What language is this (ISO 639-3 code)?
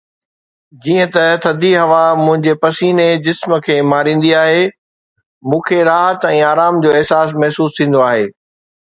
snd